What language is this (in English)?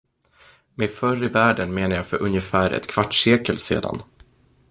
Swedish